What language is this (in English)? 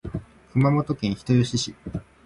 Japanese